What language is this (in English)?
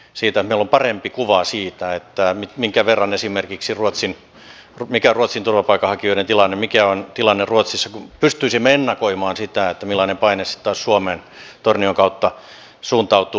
Finnish